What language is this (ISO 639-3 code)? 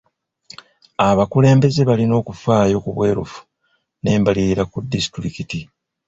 lug